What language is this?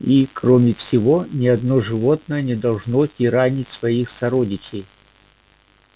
Russian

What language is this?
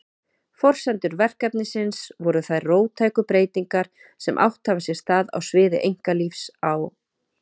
Icelandic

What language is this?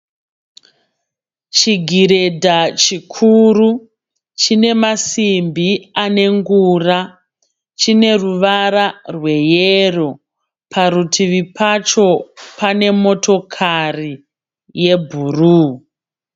Shona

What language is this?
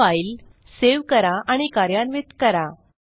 Marathi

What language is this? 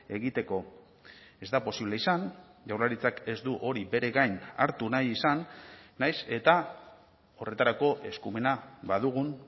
Basque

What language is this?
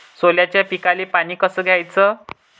Marathi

